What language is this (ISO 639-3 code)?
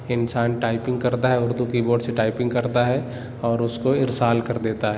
urd